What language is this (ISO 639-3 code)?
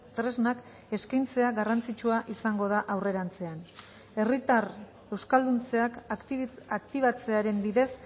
eus